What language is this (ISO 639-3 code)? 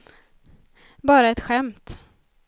swe